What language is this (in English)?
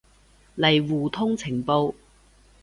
Cantonese